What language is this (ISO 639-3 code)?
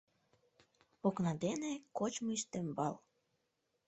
chm